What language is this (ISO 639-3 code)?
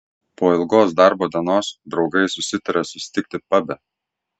lit